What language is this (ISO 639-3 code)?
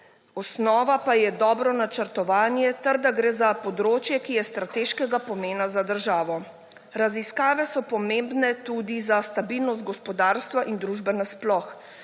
slv